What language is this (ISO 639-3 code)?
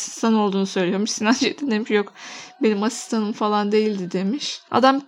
tur